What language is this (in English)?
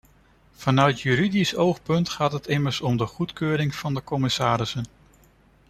Dutch